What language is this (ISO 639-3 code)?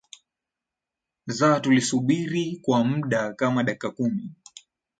swa